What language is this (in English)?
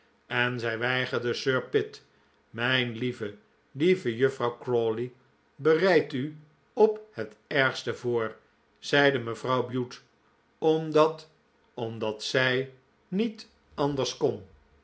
Dutch